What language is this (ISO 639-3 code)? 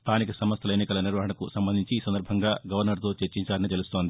tel